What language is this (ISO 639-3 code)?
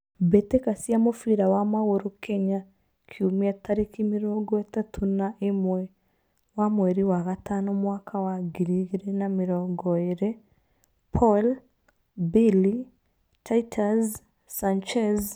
kik